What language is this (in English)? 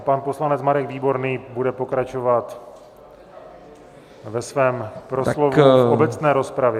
Czech